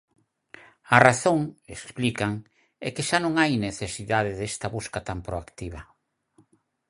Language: Galician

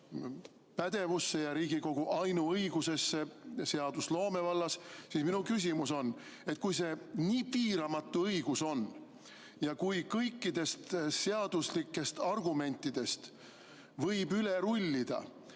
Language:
Estonian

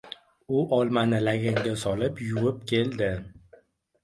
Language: Uzbek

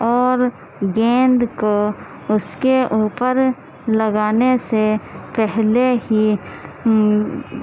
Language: Urdu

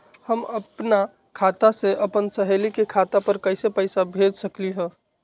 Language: Magahi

